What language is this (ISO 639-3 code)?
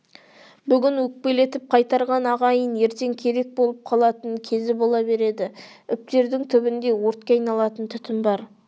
kaz